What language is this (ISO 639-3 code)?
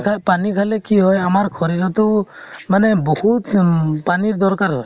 asm